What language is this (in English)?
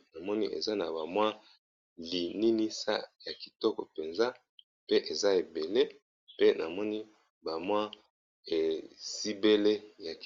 Lingala